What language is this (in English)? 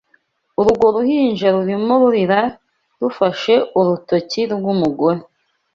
Kinyarwanda